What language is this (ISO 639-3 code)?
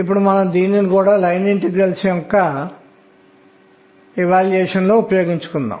tel